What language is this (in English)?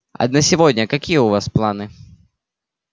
Russian